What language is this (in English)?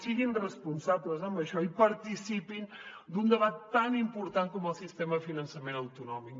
Catalan